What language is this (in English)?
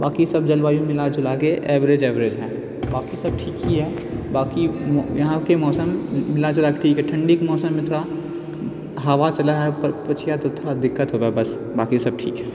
Maithili